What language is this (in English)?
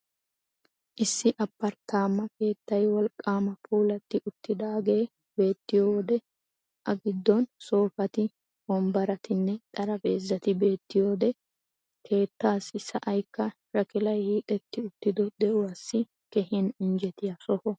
Wolaytta